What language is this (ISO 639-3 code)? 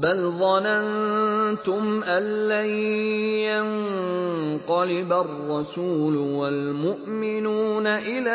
ara